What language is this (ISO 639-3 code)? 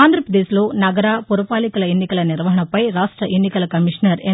tel